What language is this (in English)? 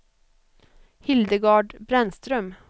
Swedish